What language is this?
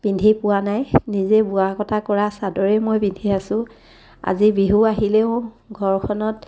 Assamese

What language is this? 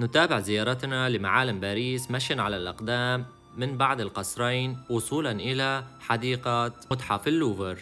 Arabic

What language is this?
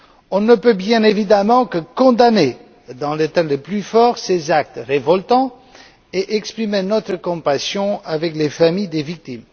French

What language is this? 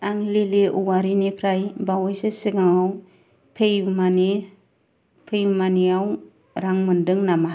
Bodo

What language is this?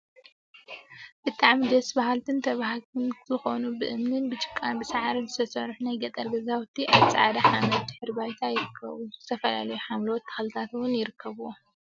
Tigrinya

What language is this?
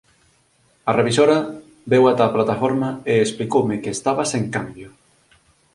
Galician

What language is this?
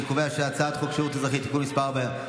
Hebrew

